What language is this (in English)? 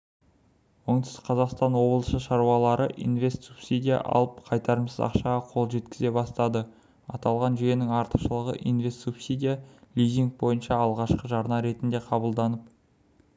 Kazakh